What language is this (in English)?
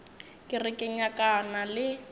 Northern Sotho